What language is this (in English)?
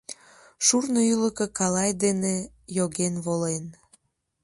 Mari